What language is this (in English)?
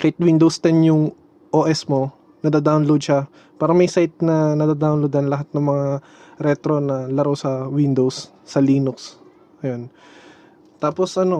Filipino